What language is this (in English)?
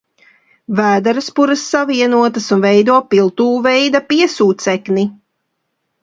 Latvian